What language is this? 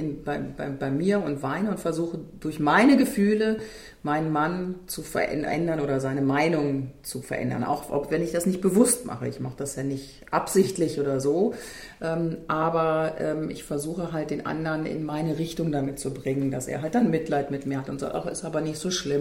German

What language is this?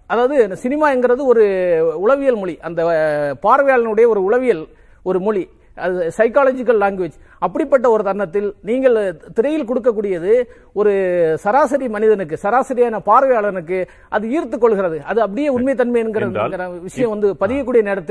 Tamil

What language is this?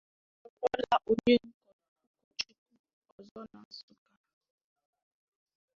Igbo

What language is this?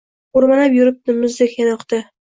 Uzbek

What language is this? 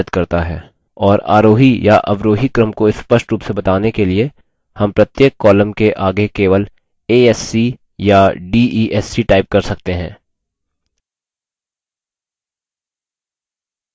Hindi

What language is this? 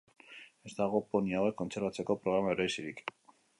Basque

